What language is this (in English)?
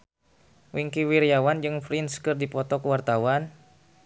Sundanese